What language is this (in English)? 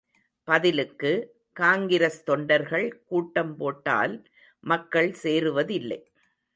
Tamil